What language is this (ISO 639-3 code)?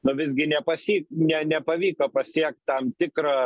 lit